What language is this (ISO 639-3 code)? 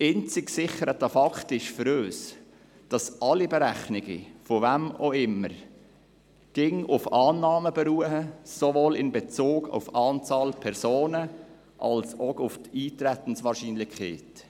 gsw